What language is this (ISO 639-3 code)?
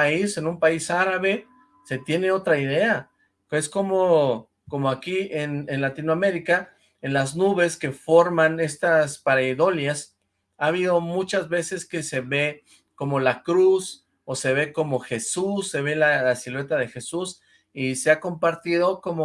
spa